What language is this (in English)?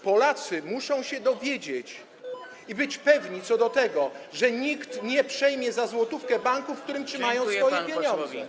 Polish